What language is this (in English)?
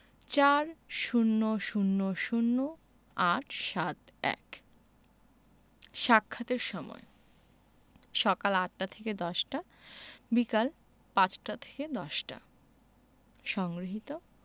Bangla